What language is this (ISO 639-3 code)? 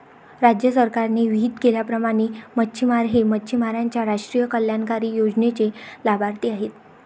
mar